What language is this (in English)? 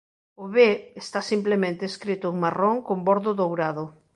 Galician